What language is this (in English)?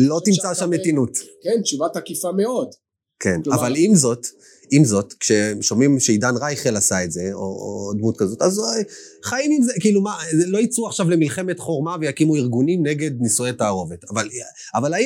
Hebrew